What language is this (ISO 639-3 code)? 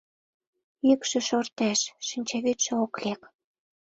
chm